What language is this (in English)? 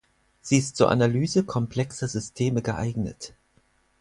German